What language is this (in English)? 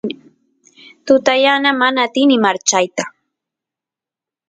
Santiago del Estero Quichua